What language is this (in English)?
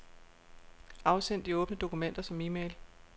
Danish